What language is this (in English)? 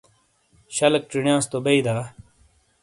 Shina